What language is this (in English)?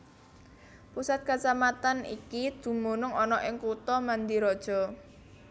Javanese